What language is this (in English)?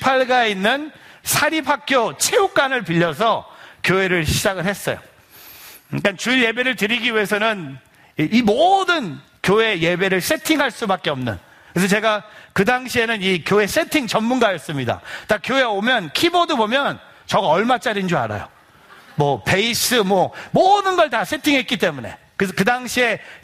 Korean